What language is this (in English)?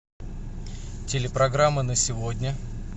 Russian